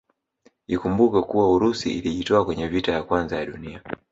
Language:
Swahili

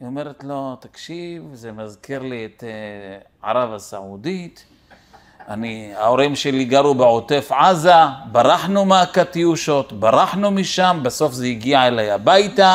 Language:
Hebrew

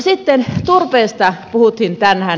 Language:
Finnish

